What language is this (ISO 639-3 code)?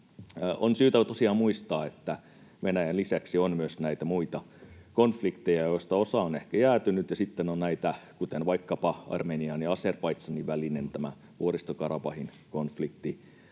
fin